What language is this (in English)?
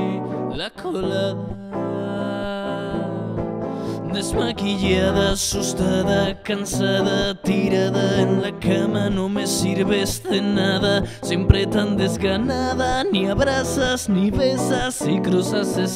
Spanish